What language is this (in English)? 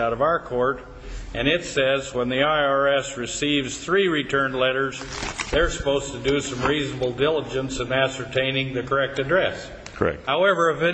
English